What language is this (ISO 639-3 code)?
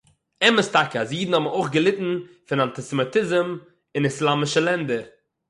yid